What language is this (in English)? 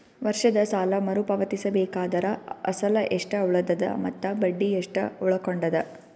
Kannada